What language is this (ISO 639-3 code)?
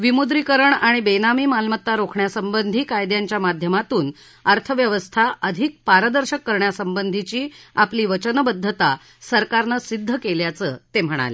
mar